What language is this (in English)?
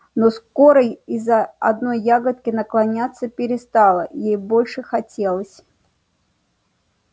Russian